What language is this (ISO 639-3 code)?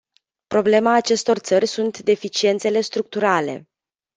ron